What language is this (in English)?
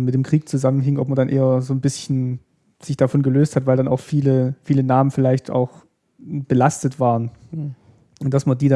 German